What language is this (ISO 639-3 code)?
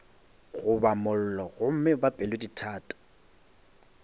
nso